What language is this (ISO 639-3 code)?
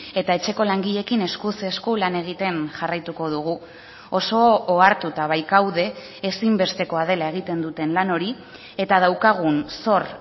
eus